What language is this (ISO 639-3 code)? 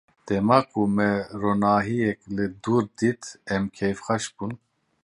kur